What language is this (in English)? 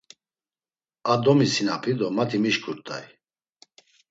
Laz